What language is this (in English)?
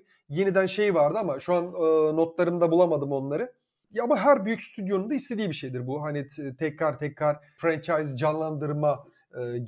Turkish